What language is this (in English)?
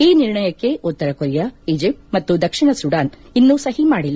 Kannada